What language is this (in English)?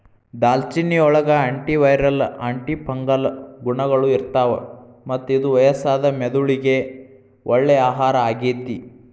Kannada